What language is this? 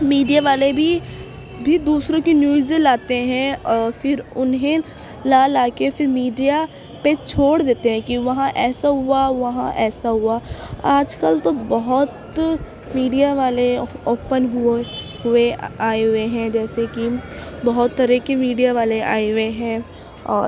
Urdu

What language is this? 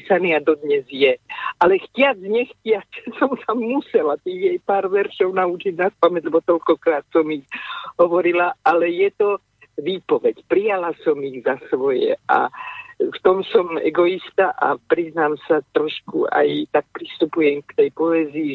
Slovak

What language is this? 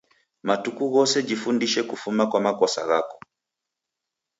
Taita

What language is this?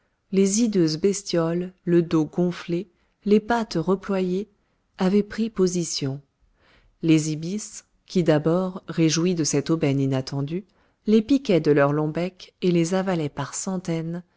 French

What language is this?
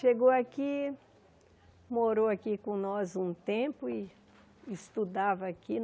Portuguese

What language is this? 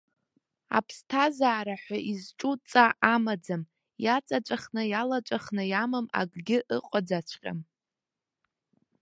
Abkhazian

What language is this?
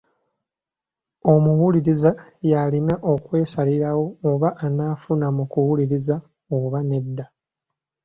Ganda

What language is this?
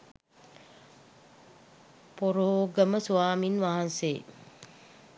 Sinhala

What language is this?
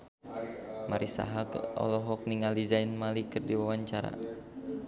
Sundanese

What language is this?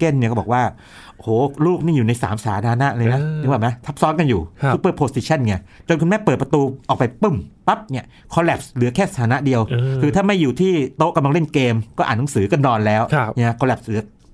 Thai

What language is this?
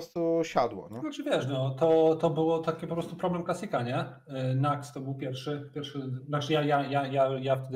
Polish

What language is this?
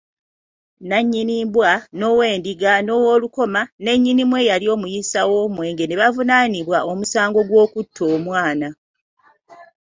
Ganda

